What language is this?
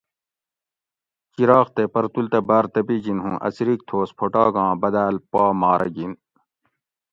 Gawri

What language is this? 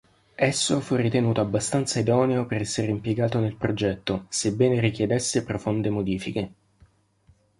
Italian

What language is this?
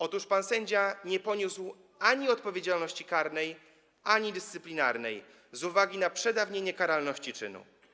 Polish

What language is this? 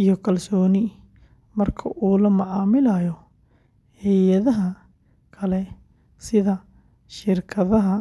Somali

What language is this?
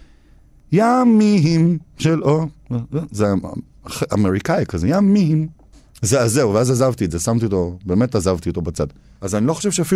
Hebrew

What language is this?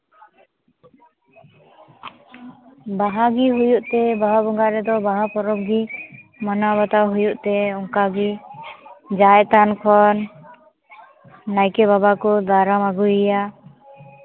Santali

